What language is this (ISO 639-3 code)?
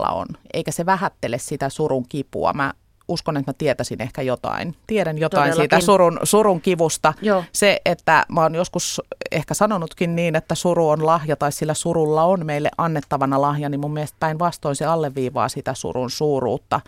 fin